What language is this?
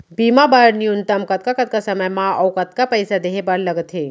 Chhattisgarhi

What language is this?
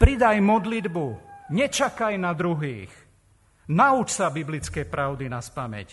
Slovak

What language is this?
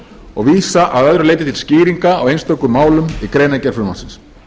Icelandic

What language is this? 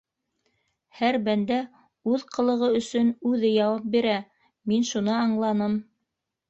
Bashkir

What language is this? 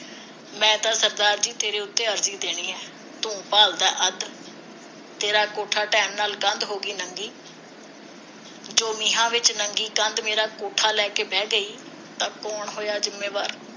Punjabi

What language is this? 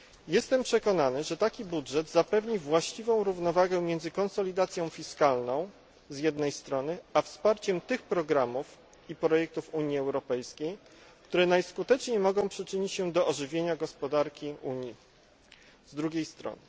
Polish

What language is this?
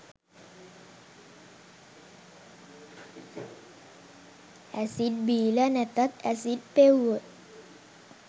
Sinhala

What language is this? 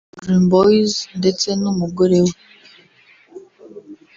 Kinyarwanda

